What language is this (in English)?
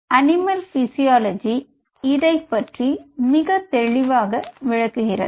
Tamil